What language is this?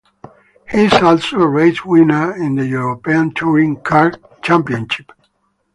English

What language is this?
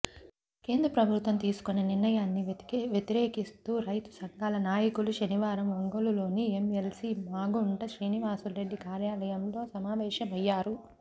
Telugu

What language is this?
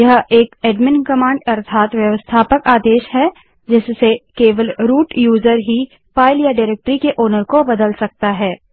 Hindi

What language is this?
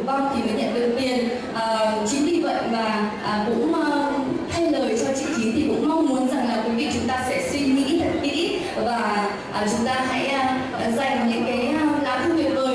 Vietnamese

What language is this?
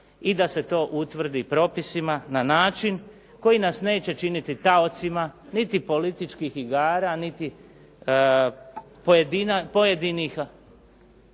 Croatian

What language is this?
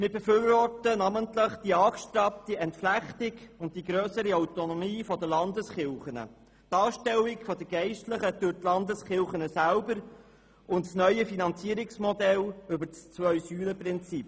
Swiss German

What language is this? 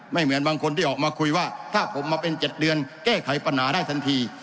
Thai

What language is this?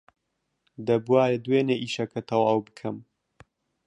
Central Kurdish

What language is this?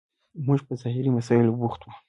Pashto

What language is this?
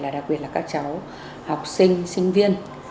Vietnamese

